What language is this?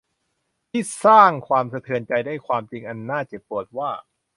Thai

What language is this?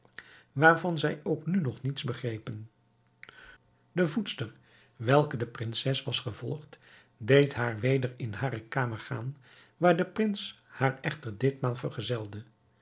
Dutch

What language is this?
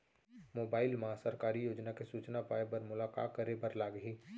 Chhattisgarhi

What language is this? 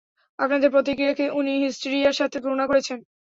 Bangla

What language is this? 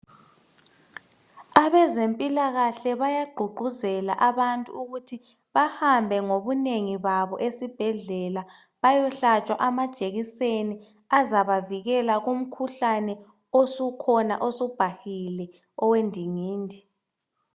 North Ndebele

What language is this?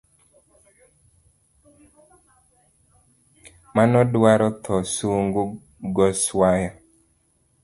Luo (Kenya and Tanzania)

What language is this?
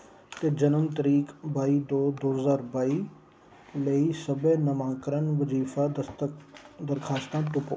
Dogri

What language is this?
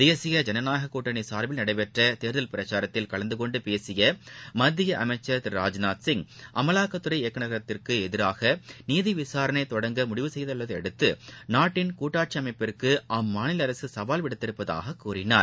Tamil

